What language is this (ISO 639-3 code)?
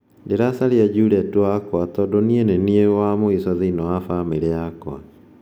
kik